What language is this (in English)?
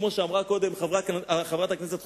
Hebrew